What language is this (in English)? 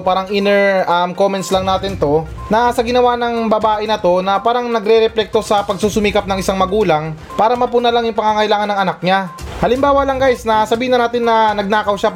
Filipino